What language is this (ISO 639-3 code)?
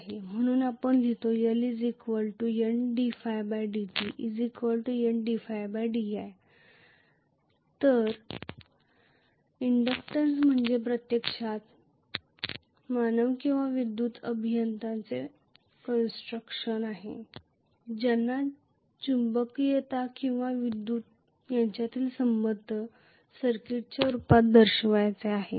mar